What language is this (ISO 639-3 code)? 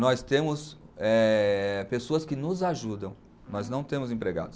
por